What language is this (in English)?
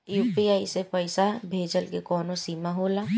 Bhojpuri